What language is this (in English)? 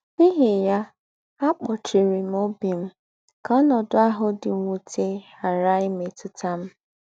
Igbo